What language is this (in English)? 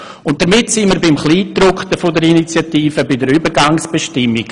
Swiss German